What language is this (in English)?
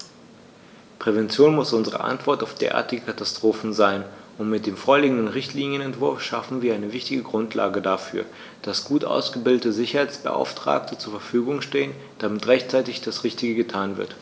German